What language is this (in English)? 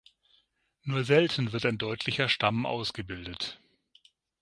German